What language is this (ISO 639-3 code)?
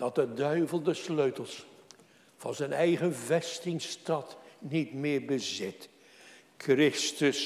nld